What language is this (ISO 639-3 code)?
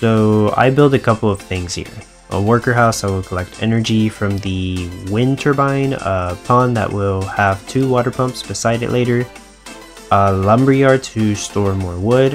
eng